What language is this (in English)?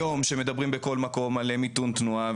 Hebrew